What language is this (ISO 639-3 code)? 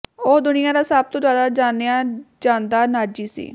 pan